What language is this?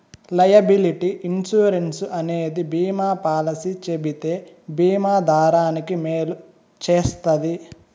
Telugu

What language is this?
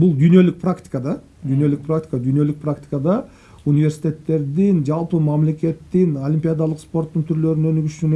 Turkish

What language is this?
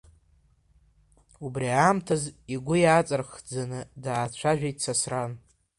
Abkhazian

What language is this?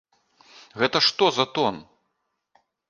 Belarusian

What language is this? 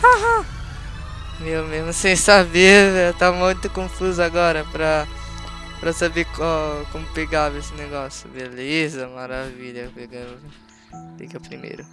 Portuguese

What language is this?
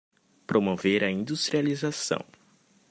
Portuguese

